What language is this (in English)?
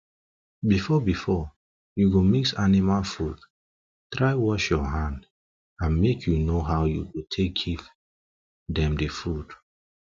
Nigerian Pidgin